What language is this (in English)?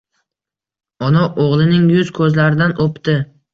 Uzbek